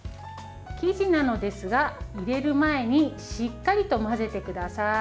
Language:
Japanese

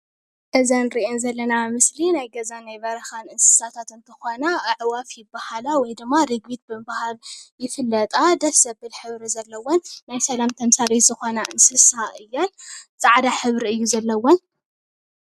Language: Tigrinya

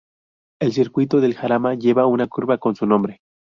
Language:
Spanish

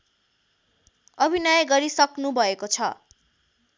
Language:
Nepali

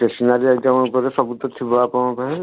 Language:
Odia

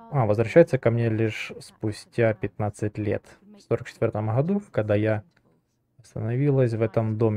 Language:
Russian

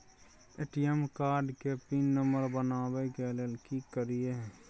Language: Maithili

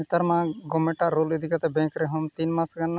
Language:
Santali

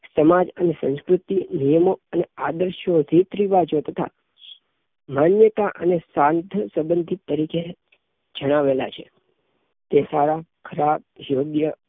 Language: Gujarati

